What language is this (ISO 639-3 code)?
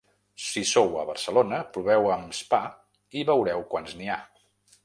cat